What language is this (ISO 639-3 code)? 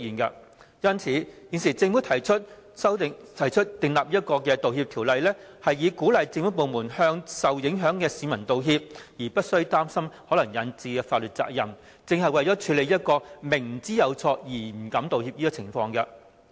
yue